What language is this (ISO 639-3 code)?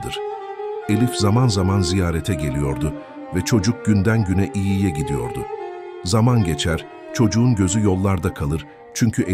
tur